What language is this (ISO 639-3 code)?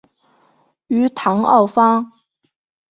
zho